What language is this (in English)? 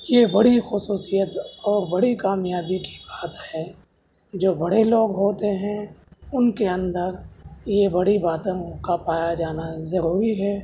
Urdu